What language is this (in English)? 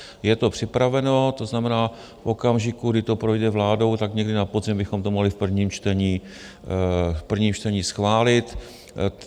Czech